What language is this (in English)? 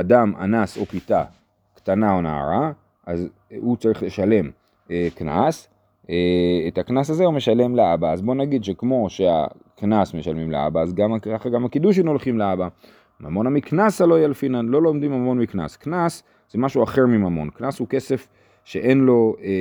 Hebrew